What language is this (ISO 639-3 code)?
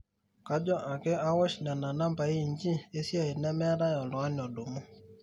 mas